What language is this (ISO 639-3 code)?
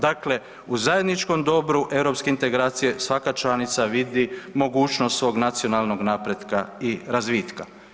hrv